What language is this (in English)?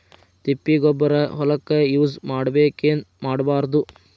Kannada